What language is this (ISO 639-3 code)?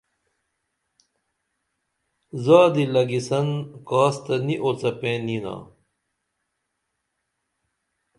dml